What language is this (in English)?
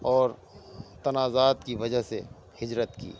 Urdu